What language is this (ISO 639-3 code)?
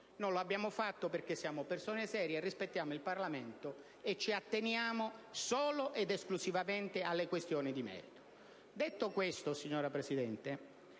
ita